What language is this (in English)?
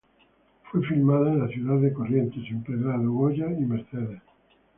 Spanish